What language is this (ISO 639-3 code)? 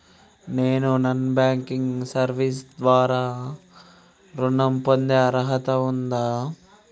tel